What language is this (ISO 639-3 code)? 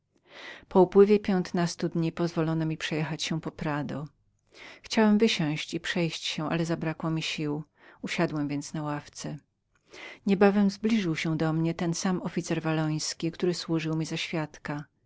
pol